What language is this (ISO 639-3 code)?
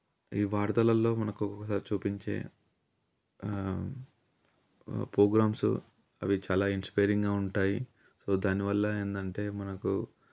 tel